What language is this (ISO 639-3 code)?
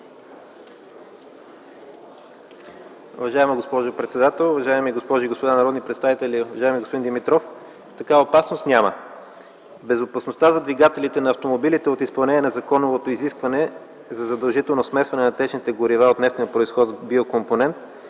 bul